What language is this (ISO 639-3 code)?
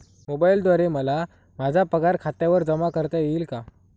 mar